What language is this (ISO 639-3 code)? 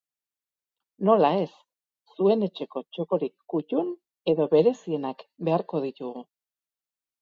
eus